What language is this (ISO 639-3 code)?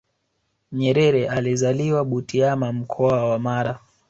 swa